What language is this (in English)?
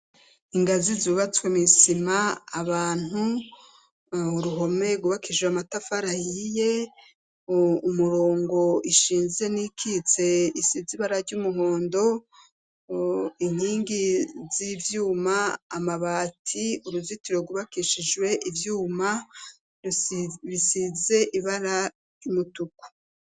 Rundi